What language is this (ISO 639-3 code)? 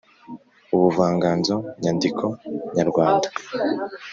kin